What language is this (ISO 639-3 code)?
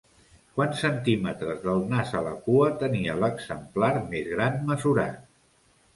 cat